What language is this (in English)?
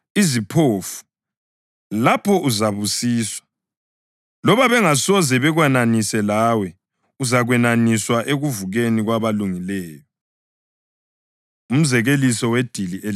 North Ndebele